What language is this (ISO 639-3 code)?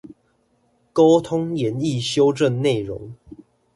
zho